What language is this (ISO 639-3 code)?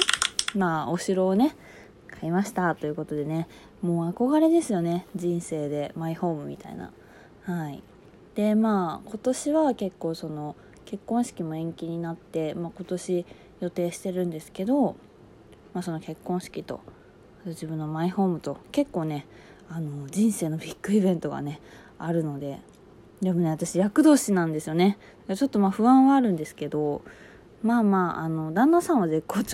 jpn